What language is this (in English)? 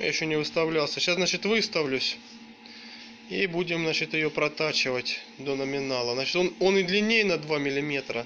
Russian